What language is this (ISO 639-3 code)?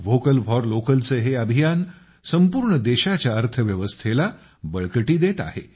mar